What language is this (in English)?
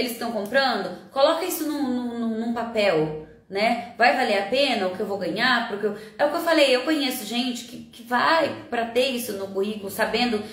Portuguese